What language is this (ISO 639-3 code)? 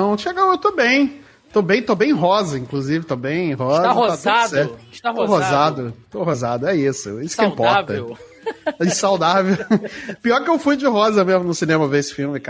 por